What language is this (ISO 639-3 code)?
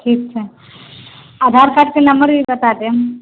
mai